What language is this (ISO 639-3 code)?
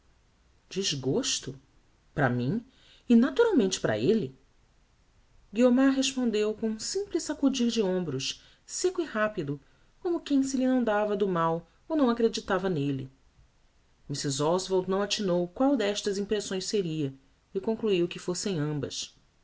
por